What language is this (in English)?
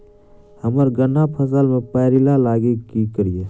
Maithili